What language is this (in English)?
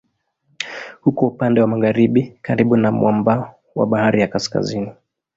Swahili